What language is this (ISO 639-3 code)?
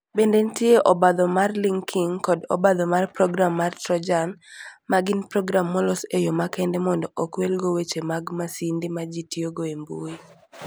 luo